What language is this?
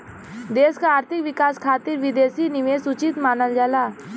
Bhojpuri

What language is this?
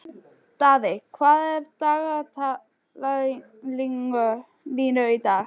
Icelandic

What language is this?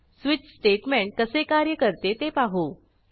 Marathi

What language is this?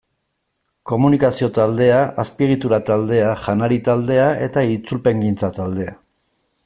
Basque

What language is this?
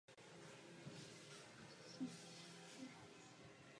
Czech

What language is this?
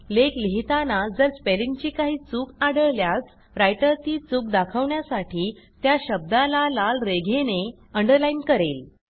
Marathi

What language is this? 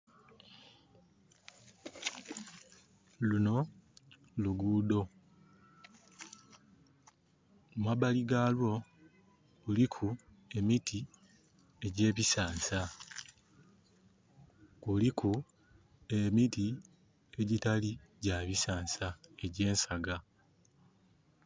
Soga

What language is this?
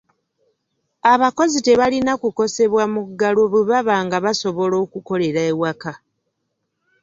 Ganda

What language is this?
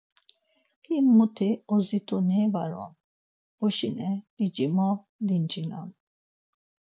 Laz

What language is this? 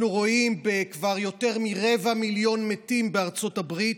Hebrew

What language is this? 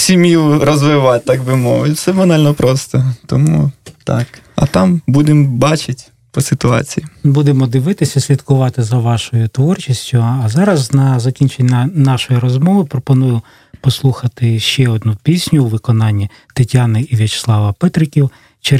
Russian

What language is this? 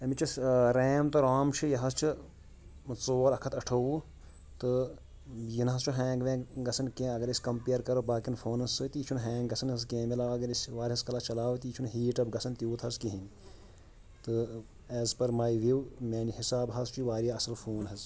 Kashmiri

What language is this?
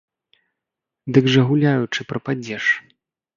Belarusian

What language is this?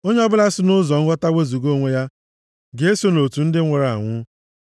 Igbo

